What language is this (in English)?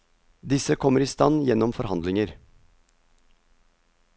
Norwegian